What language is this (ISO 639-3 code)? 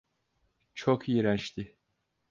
tur